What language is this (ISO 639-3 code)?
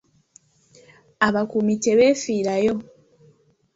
lug